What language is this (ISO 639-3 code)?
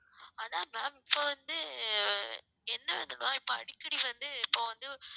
tam